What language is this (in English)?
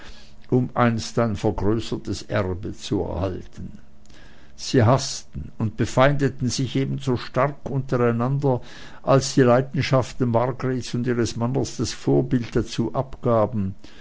German